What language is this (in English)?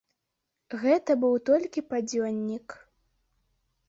Belarusian